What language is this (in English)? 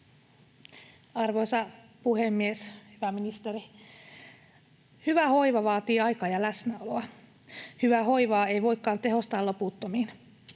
Finnish